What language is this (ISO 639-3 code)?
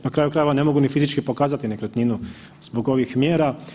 hrv